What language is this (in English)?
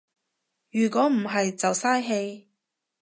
Cantonese